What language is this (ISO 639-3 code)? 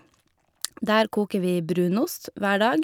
nor